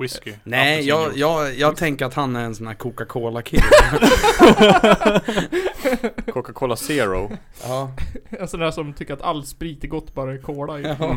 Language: Swedish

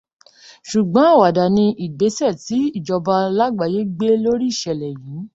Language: Yoruba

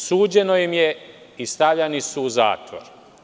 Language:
Serbian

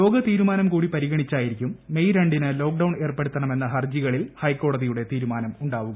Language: Malayalam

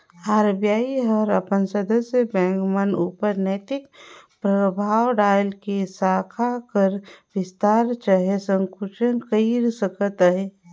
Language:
Chhattisgarhi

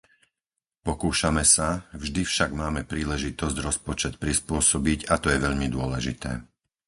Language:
Slovak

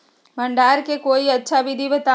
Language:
Magahi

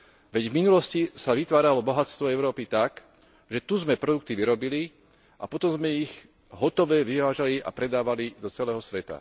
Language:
Slovak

